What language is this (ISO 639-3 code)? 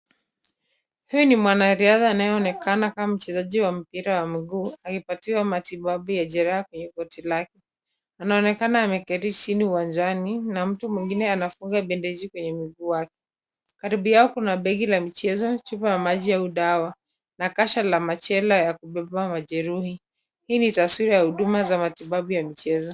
swa